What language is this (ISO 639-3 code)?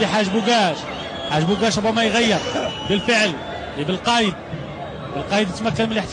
ara